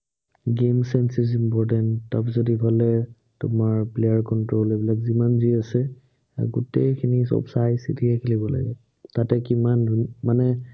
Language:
Assamese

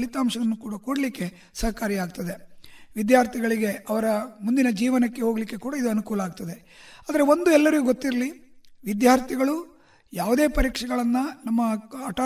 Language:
Kannada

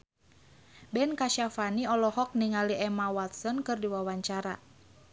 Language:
Sundanese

